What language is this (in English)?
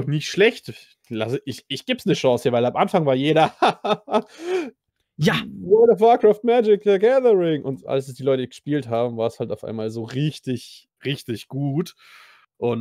German